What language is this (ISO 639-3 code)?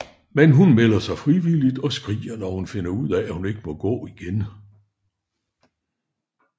dan